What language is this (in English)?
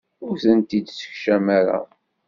Kabyle